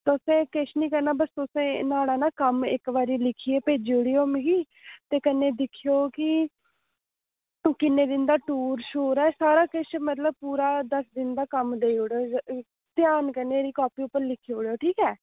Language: Dogri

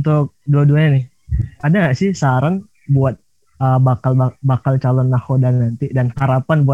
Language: Indonesian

